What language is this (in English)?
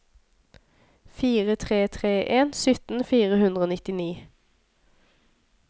Norwegian